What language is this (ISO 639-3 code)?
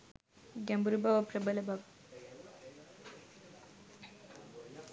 sin